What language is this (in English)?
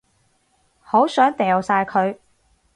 Cantonese